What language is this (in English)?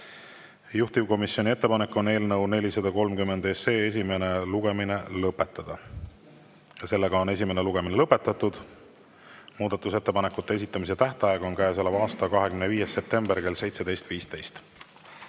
Estonian